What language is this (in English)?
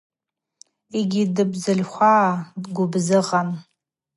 Abaza